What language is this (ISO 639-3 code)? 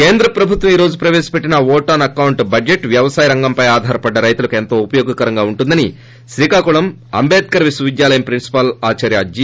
tel